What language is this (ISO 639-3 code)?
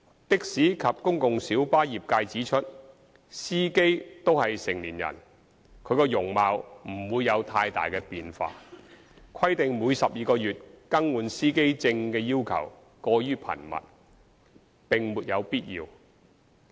yue